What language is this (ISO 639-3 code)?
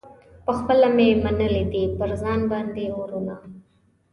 pus